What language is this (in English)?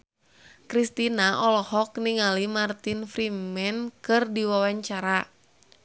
Sundanese